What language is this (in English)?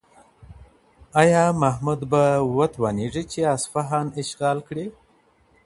Pashto